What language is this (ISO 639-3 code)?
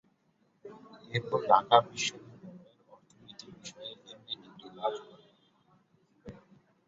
ben